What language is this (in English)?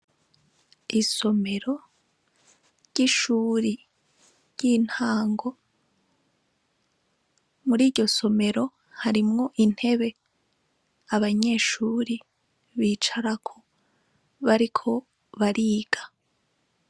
Rundi